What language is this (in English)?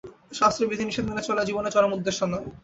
Bangla